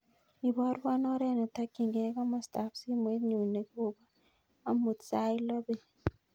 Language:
Kalenjin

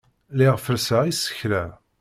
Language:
Kabyle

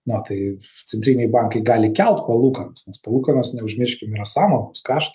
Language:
Lithuanian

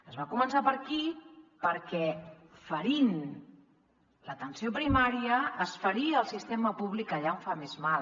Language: Catalan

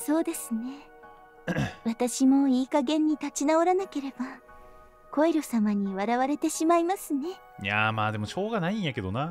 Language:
Japanese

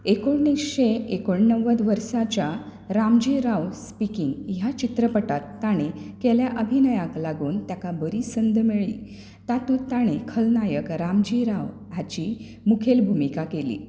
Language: Konkani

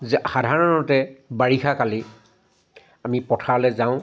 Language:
Assamese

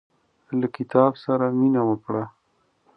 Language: Pashto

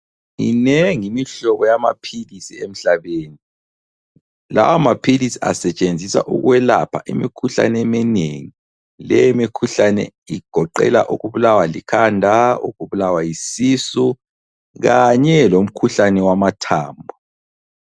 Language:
North Ndebele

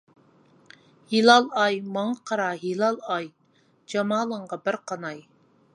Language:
Uyghur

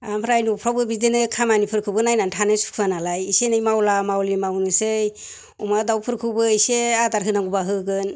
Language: Bodo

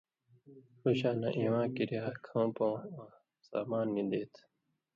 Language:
Indus Kohistani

